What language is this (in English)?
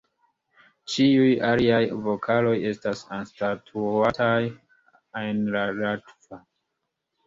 Esperanto